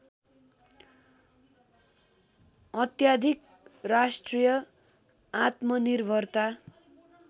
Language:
Nepali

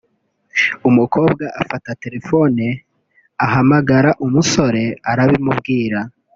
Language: Kinyarwanda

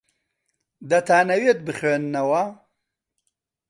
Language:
Central Kurdish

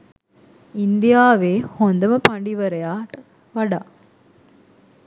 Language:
Sinhala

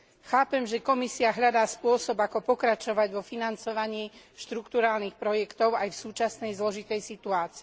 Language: Slovak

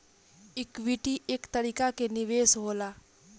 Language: Bhojpuri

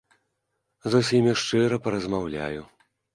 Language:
Belarusian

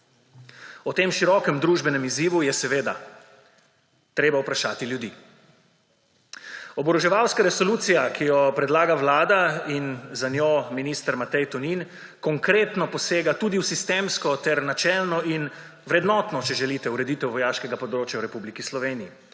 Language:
Slovenian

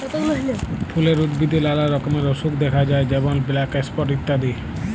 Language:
Bangla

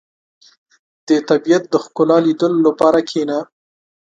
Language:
Pashto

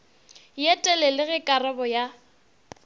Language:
Northern Sotho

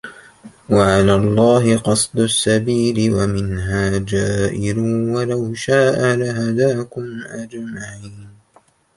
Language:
Arabic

